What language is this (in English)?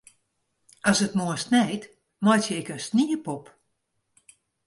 Western Frisian